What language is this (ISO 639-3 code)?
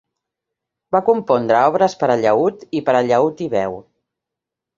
cat